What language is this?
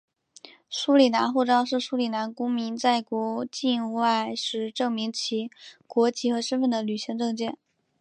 Chinese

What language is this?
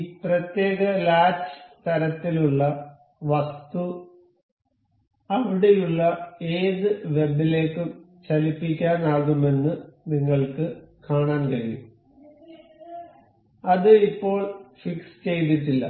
Malayalam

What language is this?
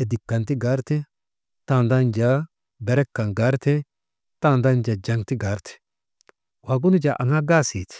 Maba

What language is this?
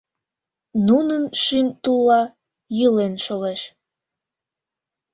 Mari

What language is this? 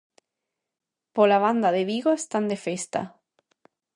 Galician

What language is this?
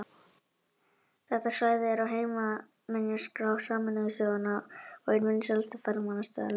Icelandic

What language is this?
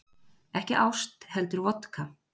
Icelandic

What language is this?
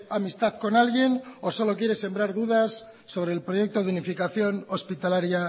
Spanish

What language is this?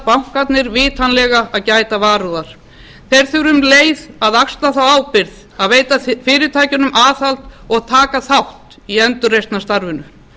Icelandic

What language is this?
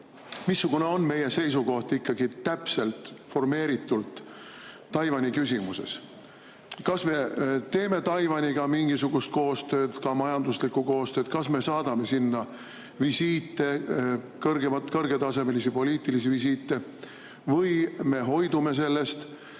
Estonian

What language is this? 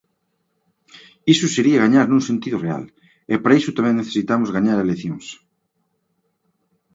Galician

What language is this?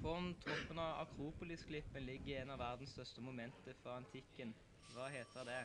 Norwegian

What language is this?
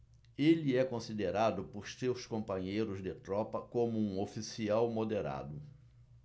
Portuguese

